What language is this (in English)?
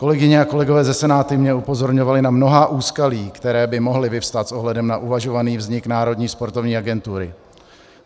Czech